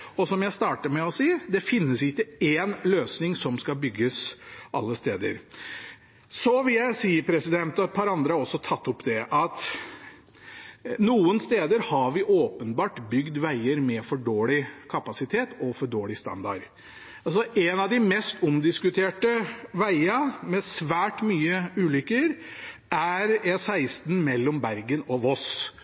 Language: Norwegian Bokmål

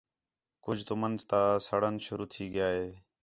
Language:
Khetrani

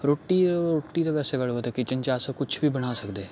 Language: Dogri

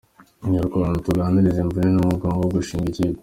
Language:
Kinyarwanda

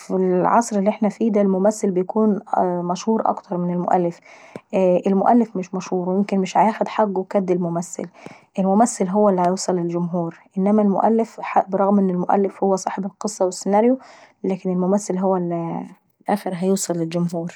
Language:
Saidi Arabic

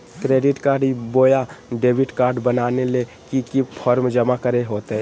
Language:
Magahi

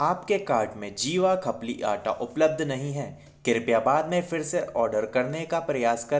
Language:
Hindi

